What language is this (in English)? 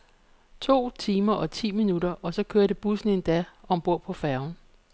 Danish